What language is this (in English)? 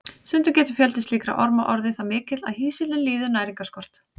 Icelandic